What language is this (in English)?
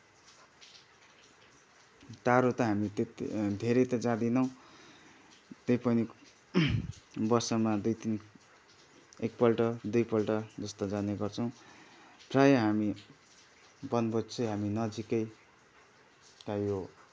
Nepali